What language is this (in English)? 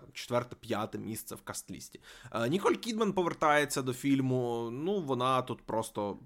Ukrainian